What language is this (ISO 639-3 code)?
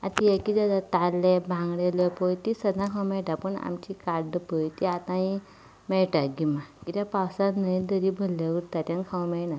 kok